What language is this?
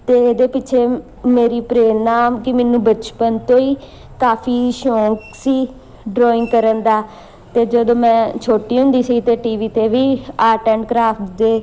Punjabi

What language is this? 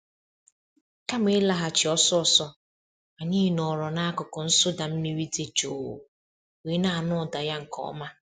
Igbo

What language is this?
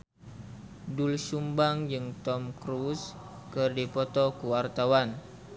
Sundanese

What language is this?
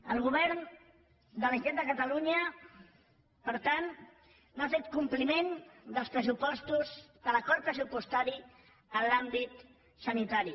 Catalan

